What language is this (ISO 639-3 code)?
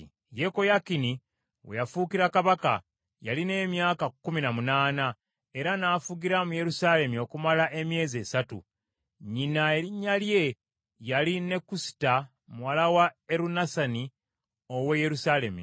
lug